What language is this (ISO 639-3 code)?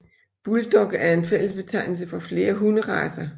dan